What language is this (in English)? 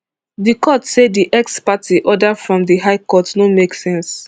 Nigerian Pidgin